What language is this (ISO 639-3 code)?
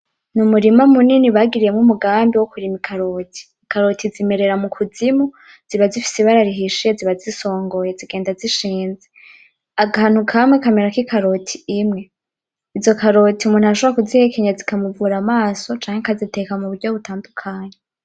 run